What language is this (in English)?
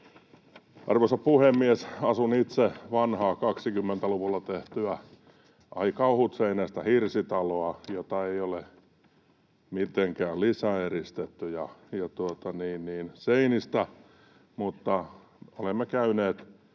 Finnish